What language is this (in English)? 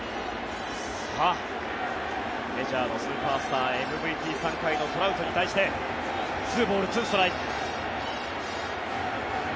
Japanese